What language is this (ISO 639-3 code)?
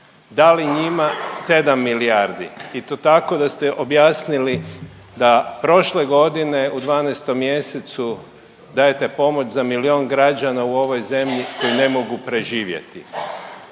hrv